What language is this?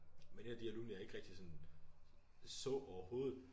Danish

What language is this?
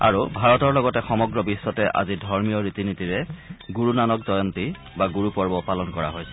Assamese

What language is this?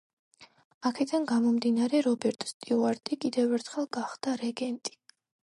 Georgian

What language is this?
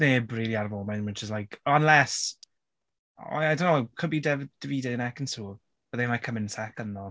Welsh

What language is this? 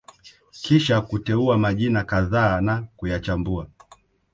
Swahili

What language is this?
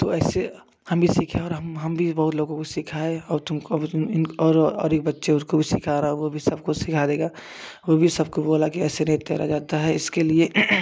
Hindi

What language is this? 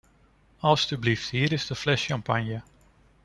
Dutch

